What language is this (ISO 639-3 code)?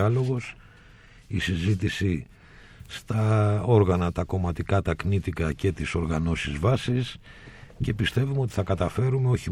ell